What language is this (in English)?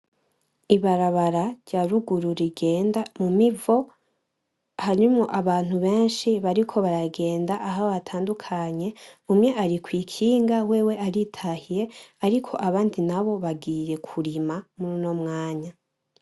Rundi